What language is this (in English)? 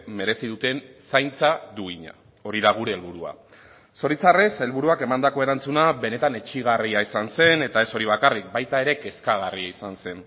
Basque